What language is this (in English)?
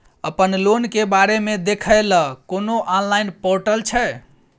Maithili